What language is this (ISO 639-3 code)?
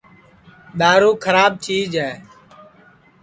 ssi